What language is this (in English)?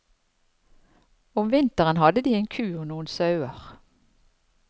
Norwegian